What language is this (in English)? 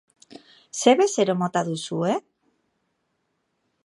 Basque